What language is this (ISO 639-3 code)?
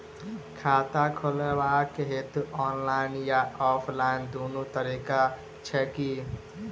mai